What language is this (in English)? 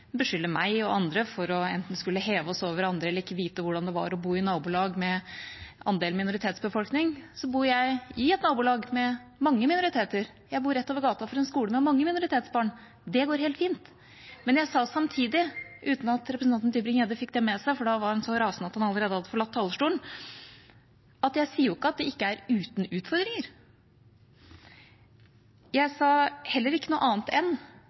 Norwegian Bokmål